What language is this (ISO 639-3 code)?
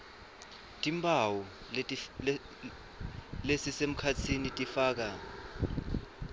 ssw